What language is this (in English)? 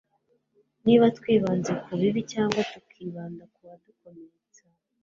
Kinyarwanda